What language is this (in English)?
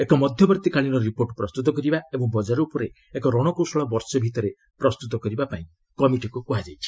Odia